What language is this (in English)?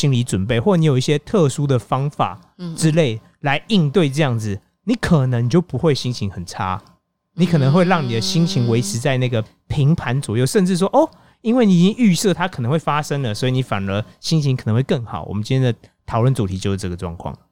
Chinese